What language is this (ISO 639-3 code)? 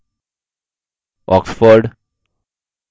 hin